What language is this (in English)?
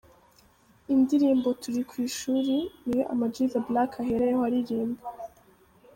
Kinyarwanda